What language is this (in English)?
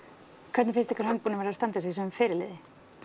Icelandic